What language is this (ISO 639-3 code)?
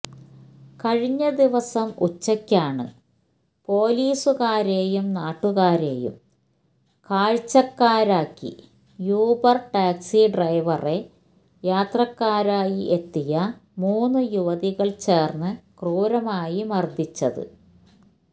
mal